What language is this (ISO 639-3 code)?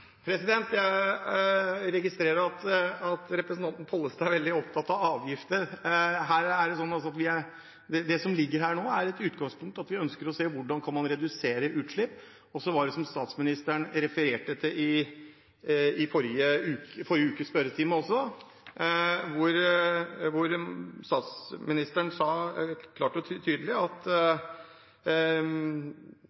nob